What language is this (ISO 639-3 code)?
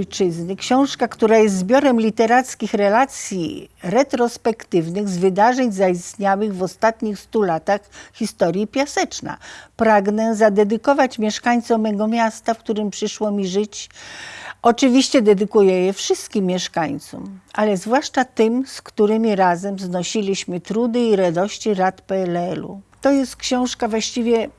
pol